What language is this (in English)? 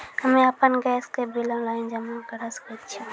Maithili